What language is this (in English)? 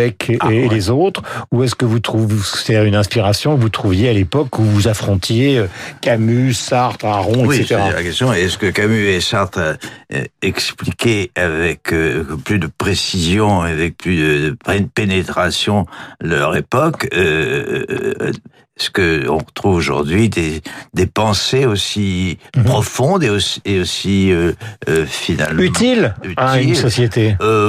French